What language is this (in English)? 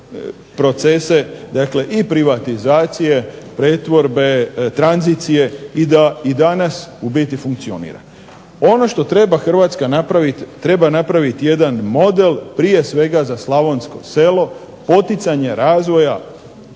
Croatian